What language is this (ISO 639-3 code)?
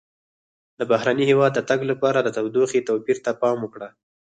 pus